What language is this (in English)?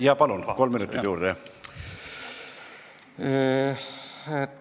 Estonian